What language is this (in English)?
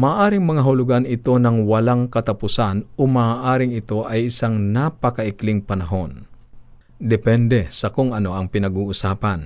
Filipino